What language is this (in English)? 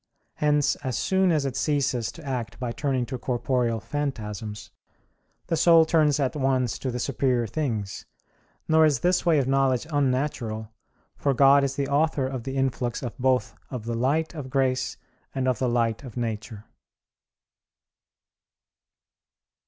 English